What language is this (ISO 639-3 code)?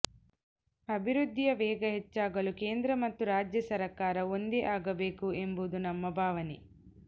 kan